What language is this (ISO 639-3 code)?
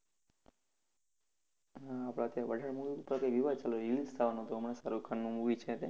guj